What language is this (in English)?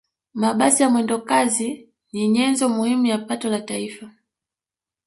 Swahili